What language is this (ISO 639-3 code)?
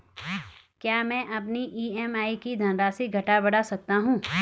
hin